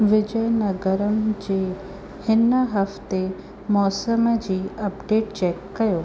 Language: Sindhi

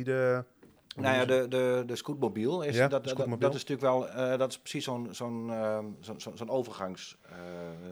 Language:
Dutch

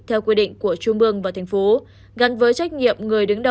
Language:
Vietnamese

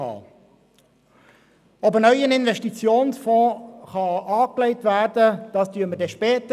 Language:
Swiss German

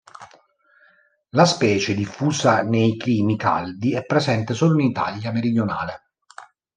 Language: Italian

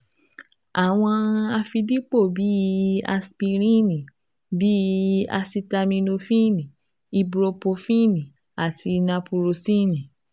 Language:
Yoruba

